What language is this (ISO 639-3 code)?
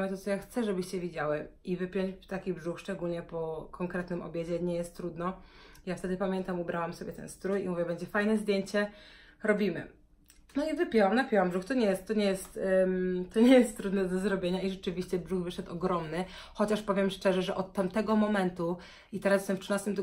pol